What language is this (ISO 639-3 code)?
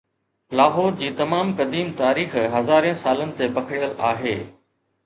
snd